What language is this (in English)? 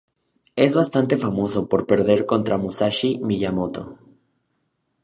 Spanish